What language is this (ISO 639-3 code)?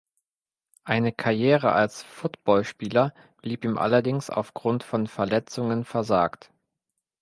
deu